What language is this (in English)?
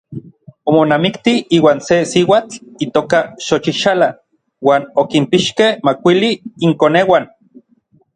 Orizaba Nahuatl